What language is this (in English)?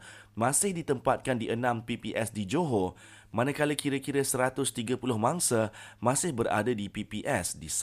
Malay